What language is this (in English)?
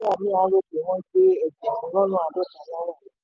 Yoruba